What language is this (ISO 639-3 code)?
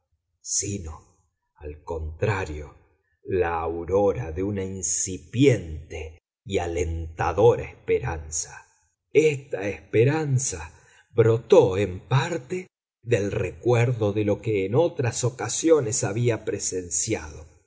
spa